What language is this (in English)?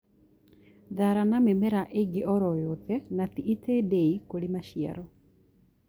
Kikuyu